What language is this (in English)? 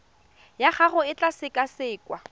Tswana